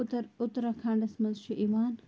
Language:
Kashmiri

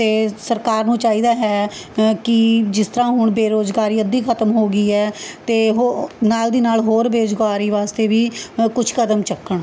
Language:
Punjabi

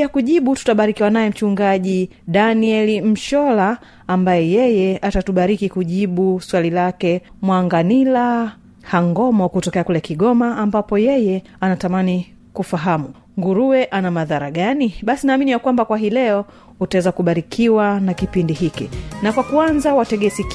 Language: Swahili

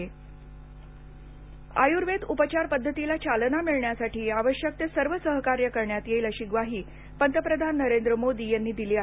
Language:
Marathi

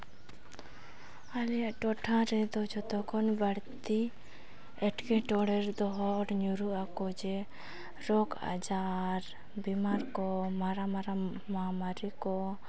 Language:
Santali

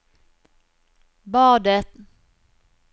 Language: Norwegian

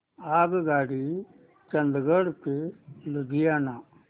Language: Marathi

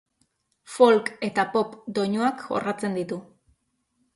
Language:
Basque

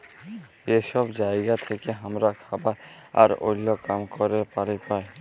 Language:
Bangla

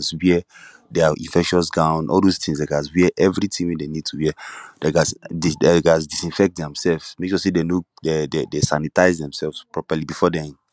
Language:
Nigerian Pidgin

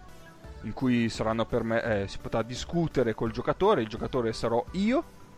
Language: Italian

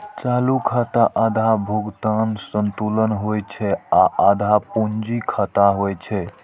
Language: Maithili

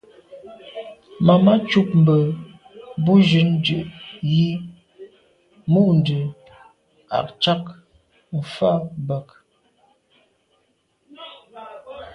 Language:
Medumba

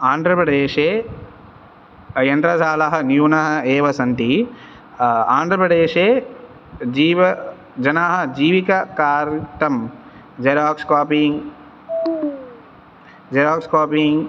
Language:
Sanskrit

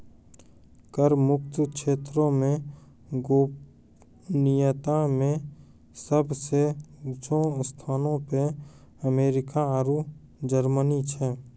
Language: Maithili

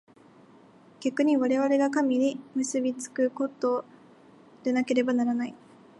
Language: Japanese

